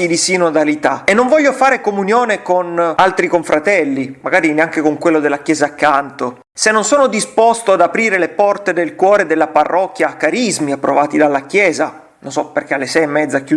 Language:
Italian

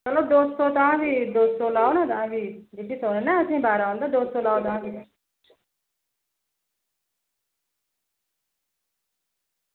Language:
Dogri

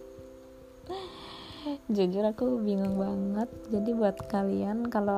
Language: Indonesian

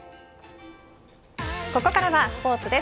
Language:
Japanese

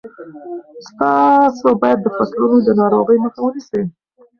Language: Pashto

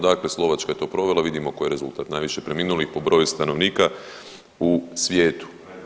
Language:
Croatian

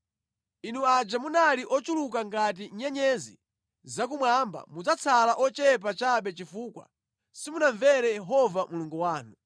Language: Nyanja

